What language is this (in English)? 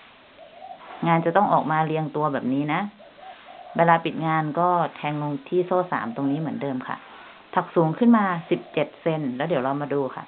Thai